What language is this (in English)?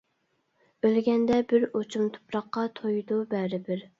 Uyghur